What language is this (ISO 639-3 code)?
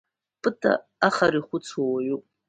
abk